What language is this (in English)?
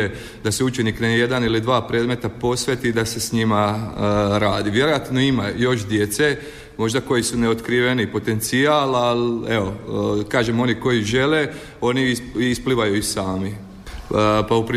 Croatian